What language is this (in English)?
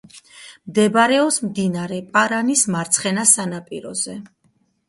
Georgian